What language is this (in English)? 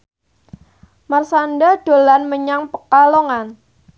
Javanese